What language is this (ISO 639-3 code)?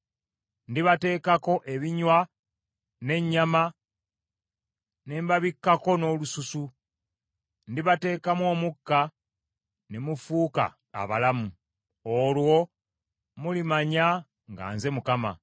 lug